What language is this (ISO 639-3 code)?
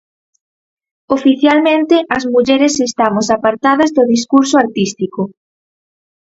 glg